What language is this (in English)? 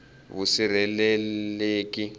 Tsonga